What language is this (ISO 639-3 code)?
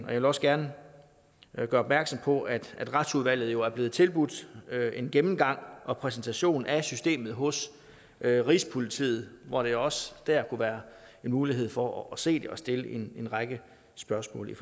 dan